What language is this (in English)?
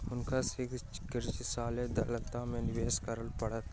Maithili